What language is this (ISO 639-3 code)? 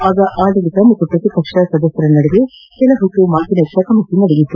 kan